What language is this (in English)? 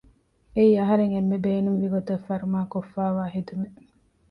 Divehi